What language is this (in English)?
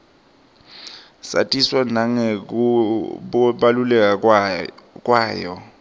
Swati